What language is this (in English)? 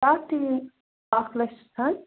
Kashmiri